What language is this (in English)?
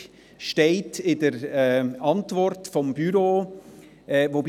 Swiss German